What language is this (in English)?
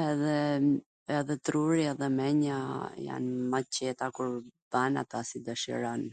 Gheg Albanian